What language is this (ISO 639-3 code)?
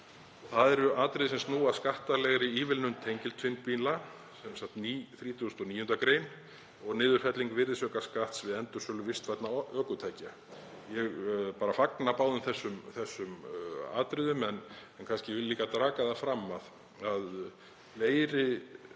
isl